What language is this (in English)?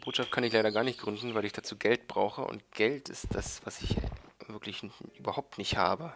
German